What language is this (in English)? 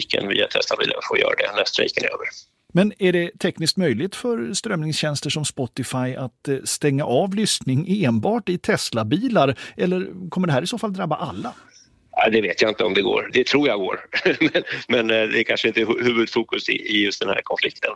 Swedish